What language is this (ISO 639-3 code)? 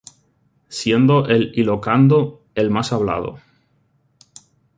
spa